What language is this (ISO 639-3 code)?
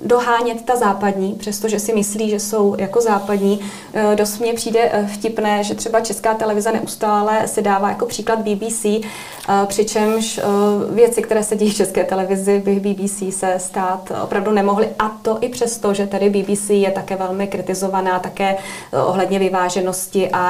ces